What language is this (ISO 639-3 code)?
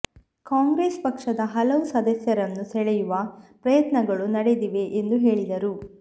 kan